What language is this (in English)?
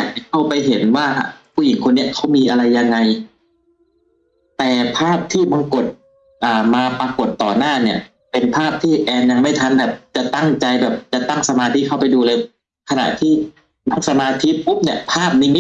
Thai